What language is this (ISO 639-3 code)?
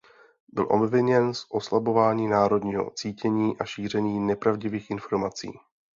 ces